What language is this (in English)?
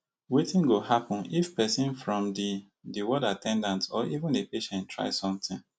Nigerian Pidgin